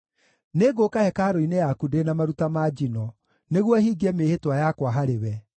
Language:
Kikuyu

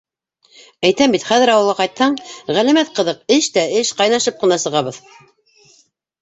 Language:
Bashkir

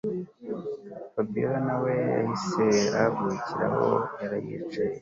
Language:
Kinyarwanda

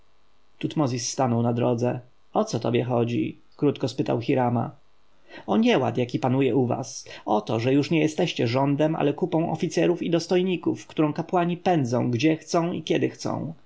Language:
Polish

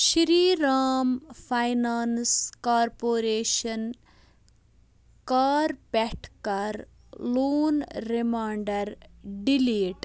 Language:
Kashmiri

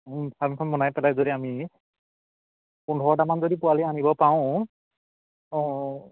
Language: Assamese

